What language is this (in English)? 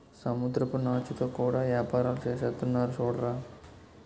Telugu